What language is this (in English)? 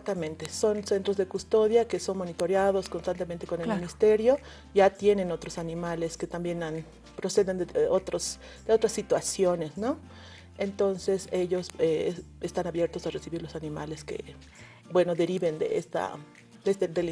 Spanish